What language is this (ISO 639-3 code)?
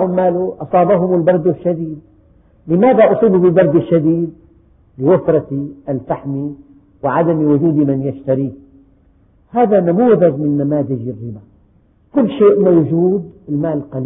ara